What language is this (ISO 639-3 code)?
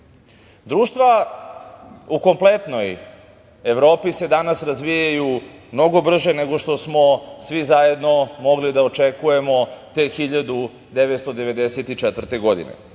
srp